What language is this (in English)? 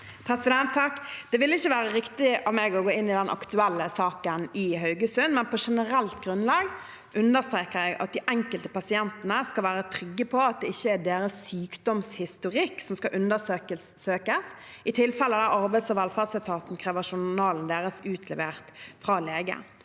Norwegian